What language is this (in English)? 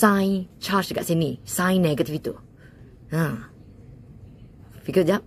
Malay